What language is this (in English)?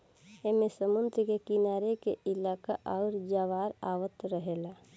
Bhojpuri